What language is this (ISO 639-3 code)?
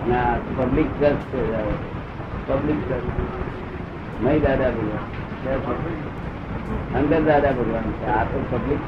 guj